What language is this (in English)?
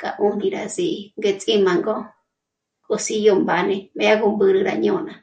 Michoacán Mazahua